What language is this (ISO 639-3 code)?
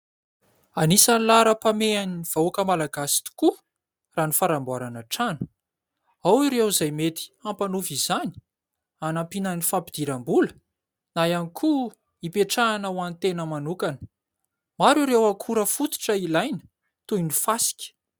mlg